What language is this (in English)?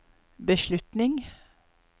Norwegian